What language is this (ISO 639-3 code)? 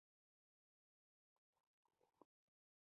pus